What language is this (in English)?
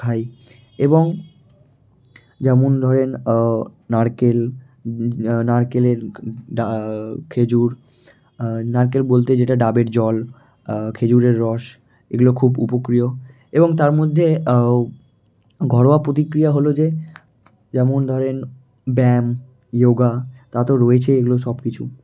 Bangla